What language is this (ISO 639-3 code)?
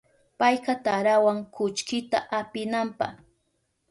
qup